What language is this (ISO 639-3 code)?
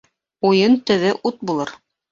bak